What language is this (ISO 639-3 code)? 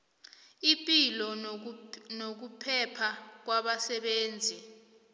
nbl